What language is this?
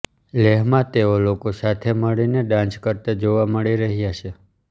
Gujarati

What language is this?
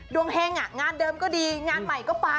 Thai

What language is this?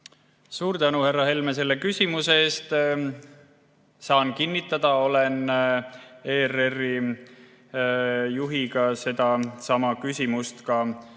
Estonian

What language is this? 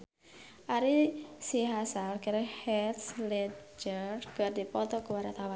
Sundanese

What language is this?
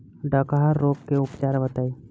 Bhojpuri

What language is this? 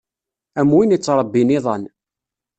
Kabyle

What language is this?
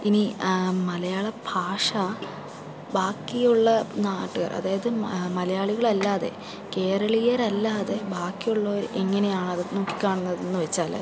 Malayalam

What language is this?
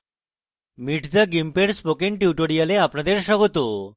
Bangla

